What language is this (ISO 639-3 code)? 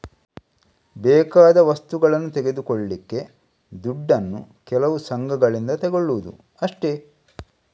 kan